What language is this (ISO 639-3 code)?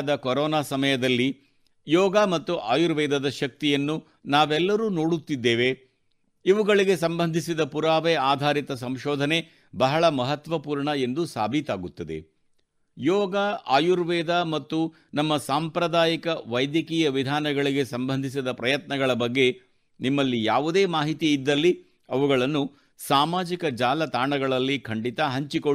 kan